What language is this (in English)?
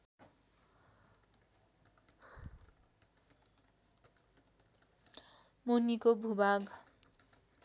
Nepali